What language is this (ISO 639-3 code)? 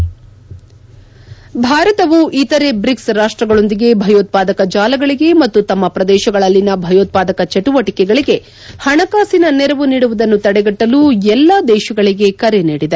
kan